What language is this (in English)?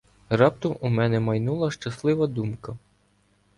Ukrainian